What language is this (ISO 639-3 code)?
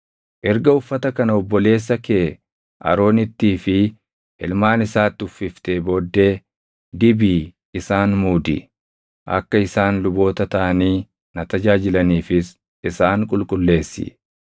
orm